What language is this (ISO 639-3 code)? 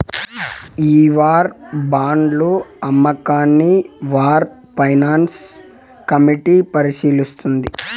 tel